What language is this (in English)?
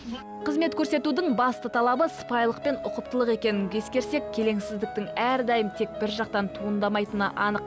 Kazakh